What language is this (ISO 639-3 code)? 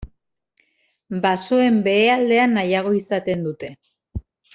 eus